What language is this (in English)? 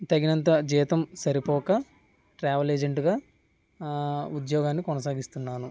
Telugu